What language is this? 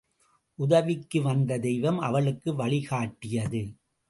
Tamil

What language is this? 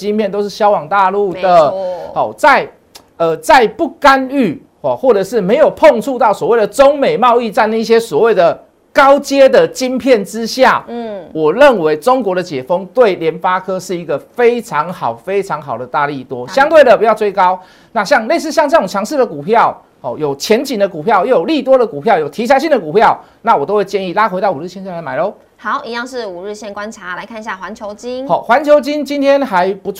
Chinese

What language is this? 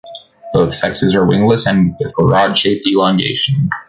English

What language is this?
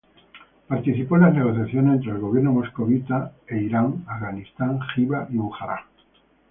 Spanish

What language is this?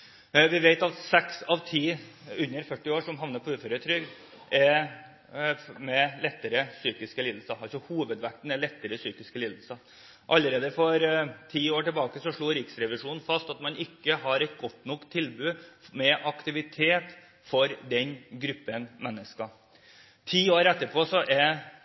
Norwegian Bokmål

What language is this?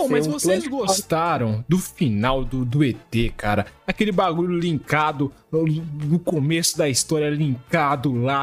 Portuguese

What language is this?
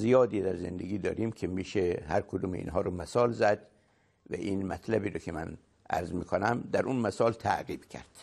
Persian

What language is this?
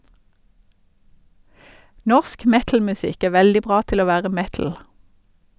Norwegian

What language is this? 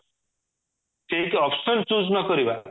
Odia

